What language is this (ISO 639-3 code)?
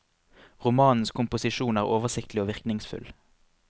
nor